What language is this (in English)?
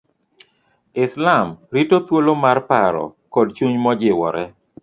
Luo (Kenya and Tanzania)